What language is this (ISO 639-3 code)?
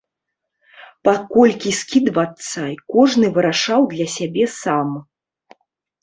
bel